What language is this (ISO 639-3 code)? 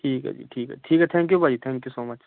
pan